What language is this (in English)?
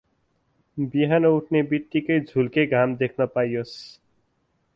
Nepali